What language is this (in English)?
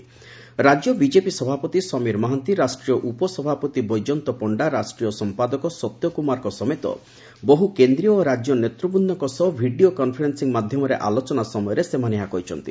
Odia